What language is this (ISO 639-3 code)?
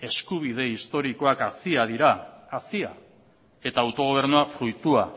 eus